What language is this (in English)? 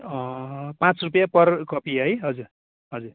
Nepali